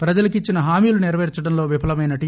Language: Telugu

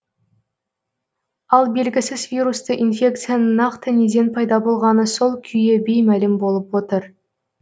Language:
Kazakh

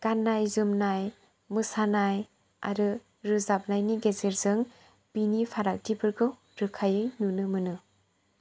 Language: Bodo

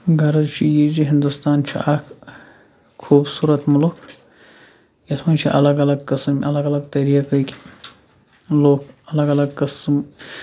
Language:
Kashmiri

